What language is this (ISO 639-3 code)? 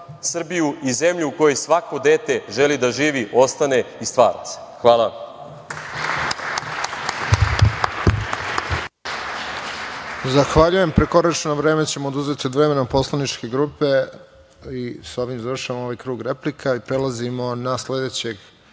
srp